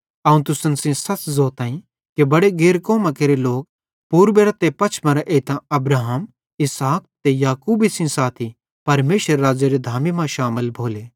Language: Bhadrawahi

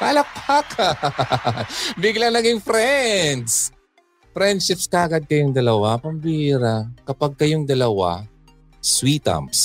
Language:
Filipino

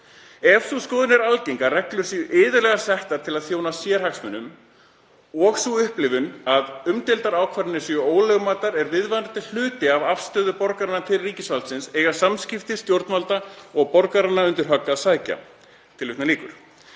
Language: Icelandic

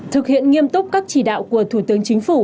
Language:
Vietnamese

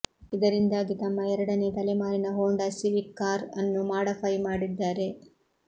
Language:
Kannada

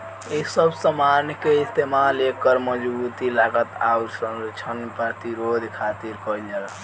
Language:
Bhojpuri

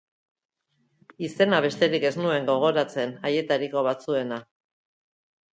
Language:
Basque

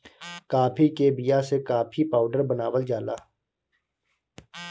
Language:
Bhojpuri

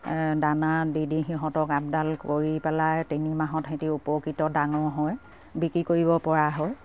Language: Assamese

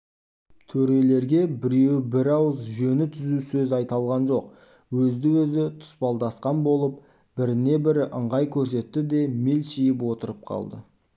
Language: Kazakh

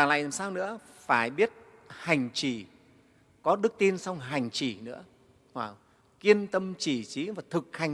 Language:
Vietnamese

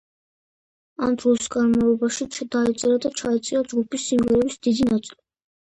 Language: Georgian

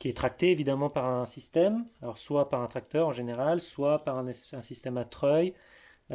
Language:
French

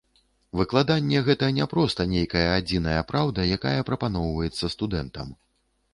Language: Belarusian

